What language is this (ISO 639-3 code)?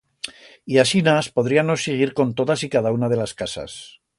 arg